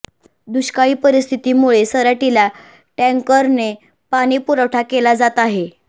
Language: Marathi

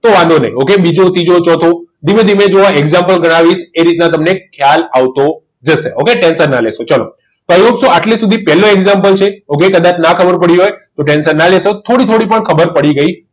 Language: Gujarati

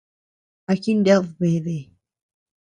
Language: Tepeuxila Cuicatec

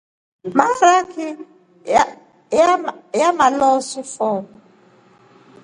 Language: Rombo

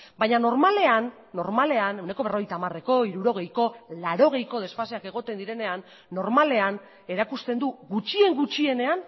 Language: Basque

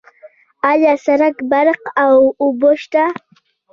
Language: Pashto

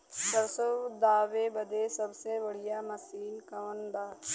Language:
Bhojpuri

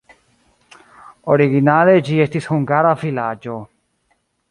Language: Esperanto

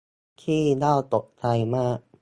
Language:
Thai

